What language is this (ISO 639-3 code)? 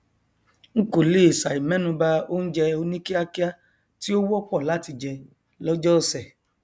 yor